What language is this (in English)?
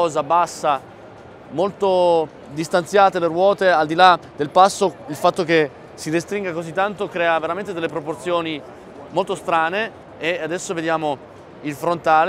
Italian